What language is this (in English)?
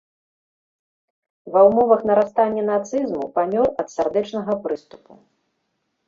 Belarusian